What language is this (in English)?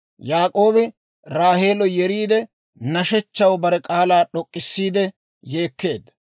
Dawro